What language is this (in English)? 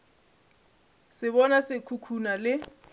Northern Sotho